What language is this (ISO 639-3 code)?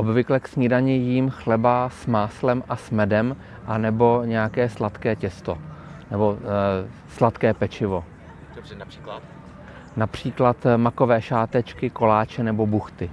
ces